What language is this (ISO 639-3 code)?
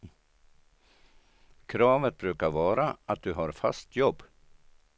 swe